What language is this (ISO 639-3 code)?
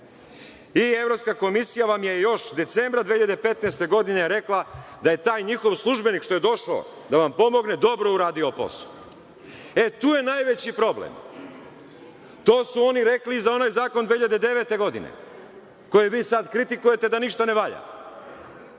srp